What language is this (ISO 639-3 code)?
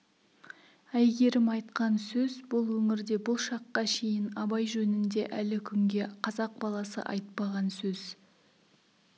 kaz